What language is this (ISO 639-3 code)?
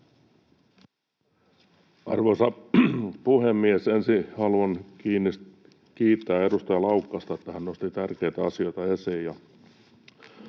fin